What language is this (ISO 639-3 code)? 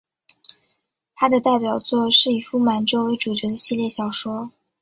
zho